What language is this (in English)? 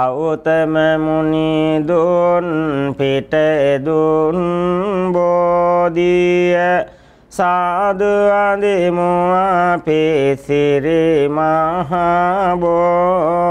Thai